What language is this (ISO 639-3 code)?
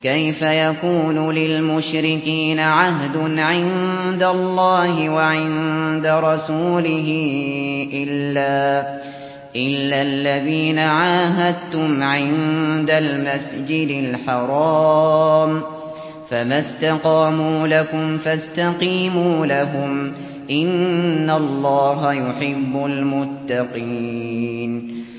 ara